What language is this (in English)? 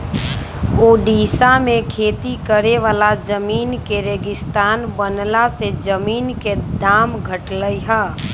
Magahi